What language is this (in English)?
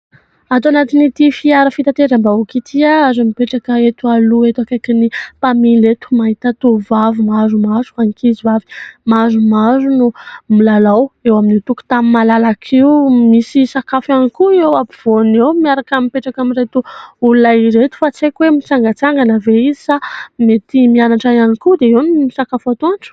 Malagasy